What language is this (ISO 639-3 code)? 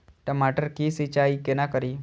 mai